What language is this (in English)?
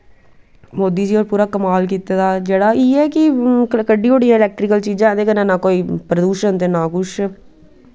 Dogri